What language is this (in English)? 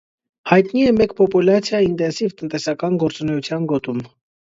Armenian